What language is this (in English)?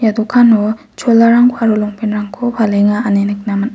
Garo